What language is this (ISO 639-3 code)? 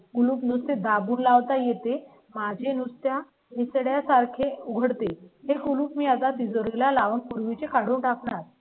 mar